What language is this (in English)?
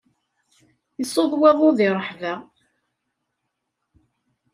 Kabyle